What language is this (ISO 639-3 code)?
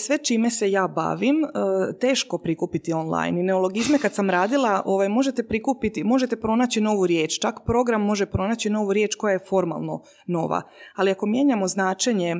hrv